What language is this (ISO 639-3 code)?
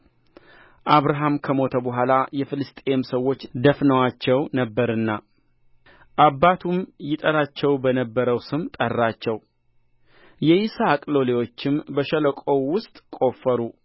amh